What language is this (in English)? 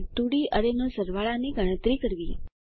Gujarati